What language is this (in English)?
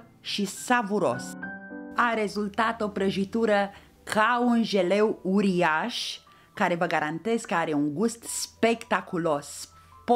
Romanian